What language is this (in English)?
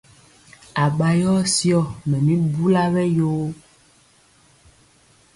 Mpiemo